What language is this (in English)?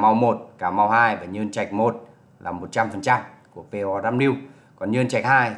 Vietnamese